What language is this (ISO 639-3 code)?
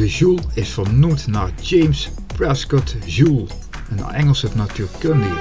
nld